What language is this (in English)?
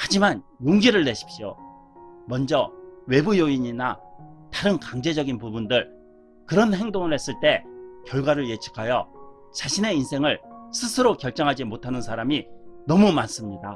Korean